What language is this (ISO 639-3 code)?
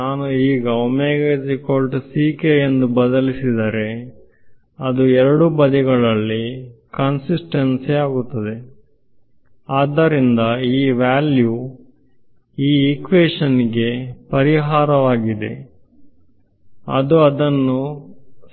kan